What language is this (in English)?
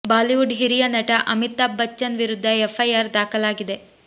Kannada